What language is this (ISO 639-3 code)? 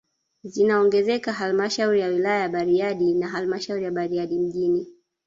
swa